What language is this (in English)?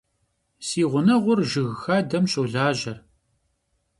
Kabardian